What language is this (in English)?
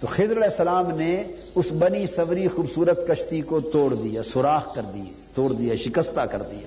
Urdu